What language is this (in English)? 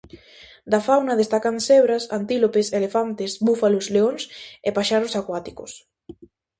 Galician